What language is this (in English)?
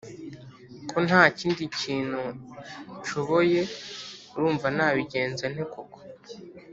Kinyarwanda